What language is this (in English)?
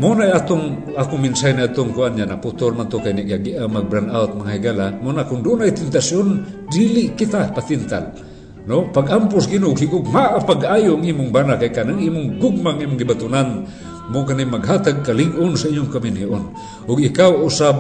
Filipino